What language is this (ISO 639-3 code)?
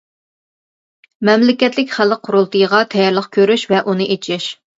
uig